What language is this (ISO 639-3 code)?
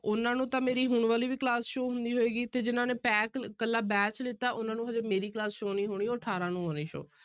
pan